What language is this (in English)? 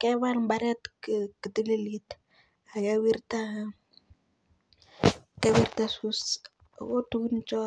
Kalenjin